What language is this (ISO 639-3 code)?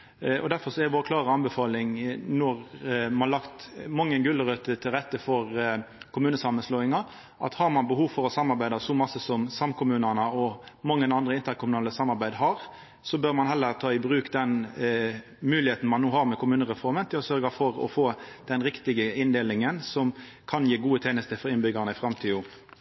nno